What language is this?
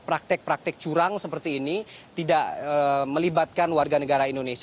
Indonesian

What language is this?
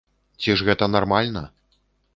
Belarusian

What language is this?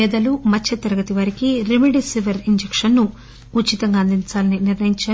Telugu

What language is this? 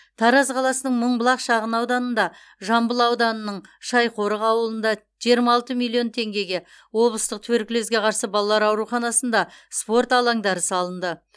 Kazakh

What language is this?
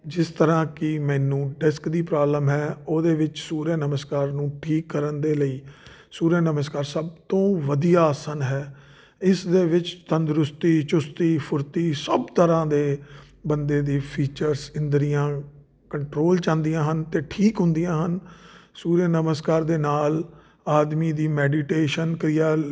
Punjabi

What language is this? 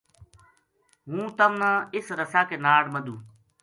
Gujari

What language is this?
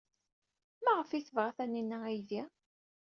Kabyle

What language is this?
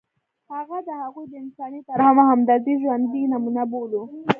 Pashto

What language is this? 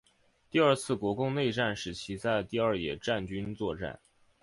Chinese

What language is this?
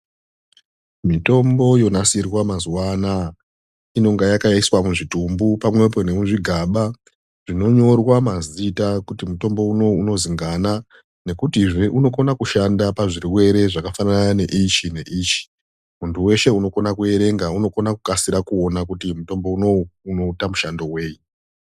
Ndau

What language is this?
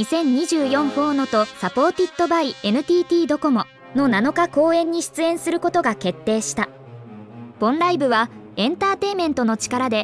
Japanese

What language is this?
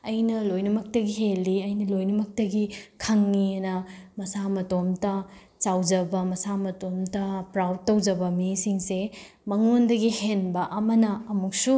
Manipuri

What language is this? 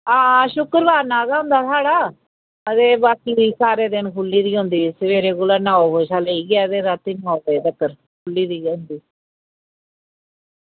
Dogri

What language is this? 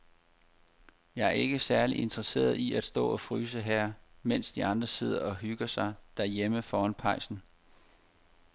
Danish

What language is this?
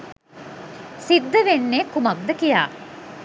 Sinhala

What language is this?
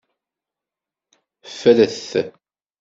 Kabyle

